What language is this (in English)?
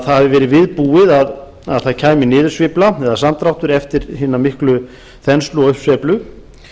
Icelandic